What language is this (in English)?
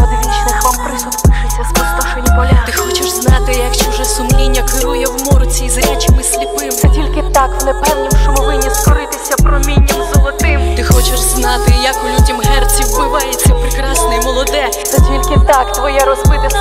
Ukrainian